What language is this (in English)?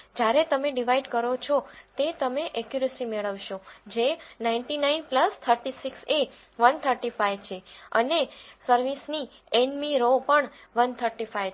Gujarati